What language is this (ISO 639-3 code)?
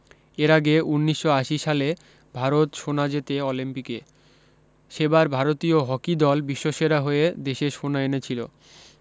ben